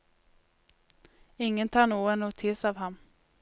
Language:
Norwegian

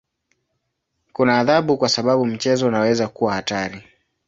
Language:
Swahili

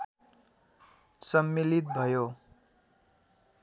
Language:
Nepali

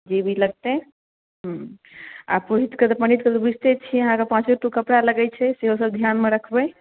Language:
Maithili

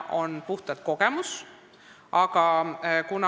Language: Estonian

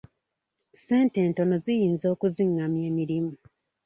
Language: Ganda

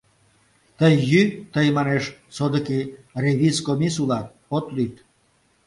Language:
Mari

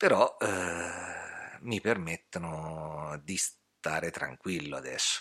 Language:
Italian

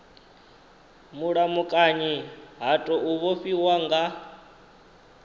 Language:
Venda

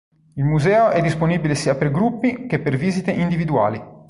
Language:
Italian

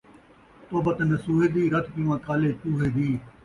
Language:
Saraiki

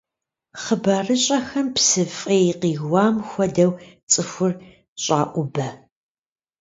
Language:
Kabardian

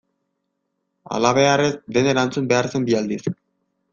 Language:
Basque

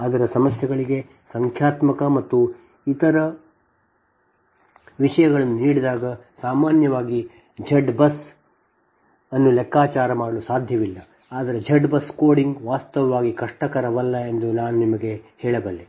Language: Kannada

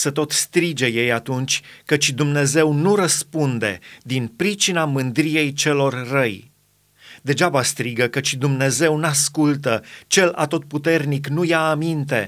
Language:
Romanian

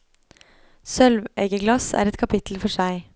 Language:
Norwegian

